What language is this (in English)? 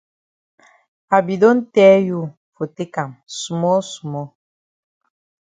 Cameroon Pidgin